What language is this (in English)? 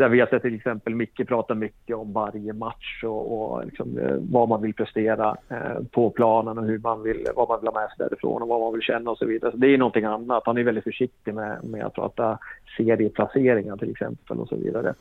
Swedish